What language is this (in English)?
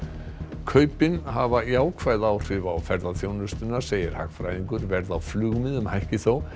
Icelandic